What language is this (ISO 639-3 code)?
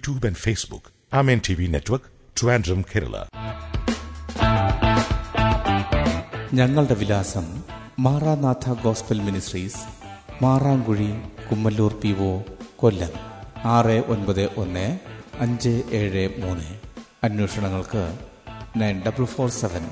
mal